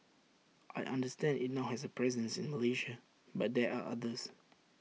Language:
English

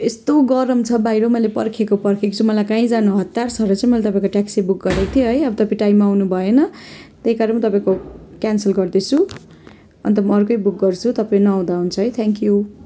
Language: Nepali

